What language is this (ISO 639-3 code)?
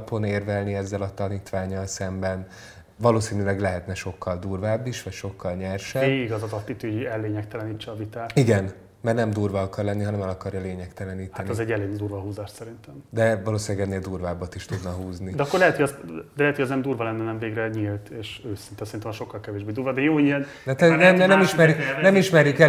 hun